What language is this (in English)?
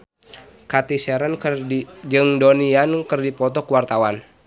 Sundanese